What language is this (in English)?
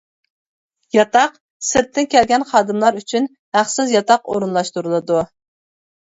Uyghur